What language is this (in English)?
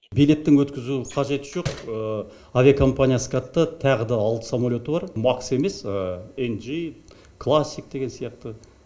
Kazakh